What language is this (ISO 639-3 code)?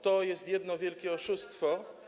pol